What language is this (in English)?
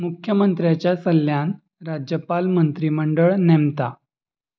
Konkani